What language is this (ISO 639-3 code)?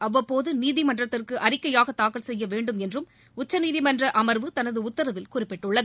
tam